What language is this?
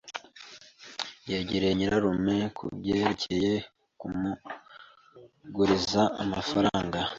Kinyarwanda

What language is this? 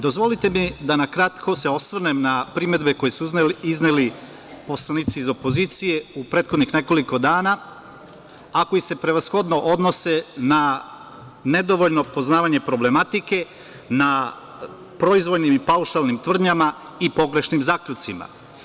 Serbian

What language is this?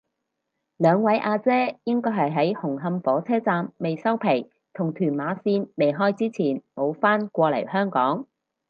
Cantonese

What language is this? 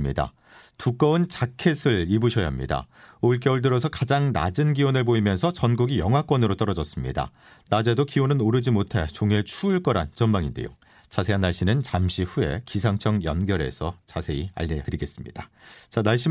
Korean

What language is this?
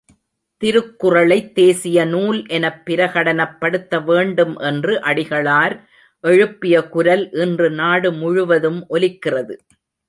Tamil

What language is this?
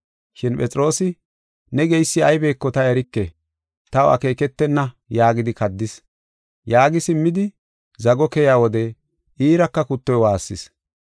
Gofa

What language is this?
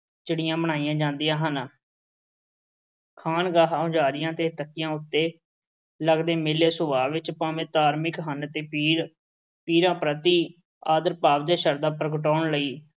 Punjabi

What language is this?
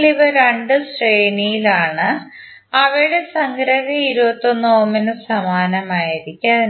Malayalam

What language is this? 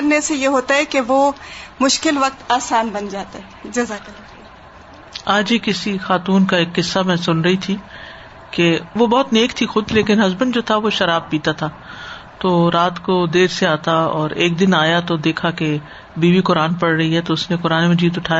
Urdu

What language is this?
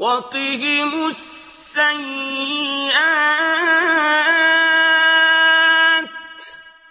Arabic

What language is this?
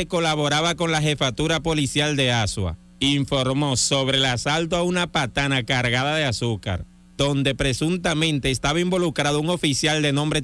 Spanish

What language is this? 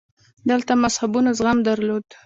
Pashto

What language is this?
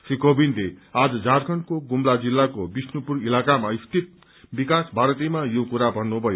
Nepali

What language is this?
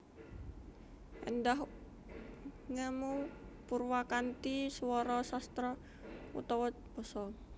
Javanese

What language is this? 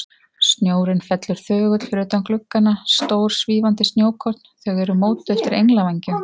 Icelandic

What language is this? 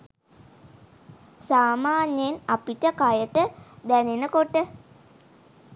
Sinhala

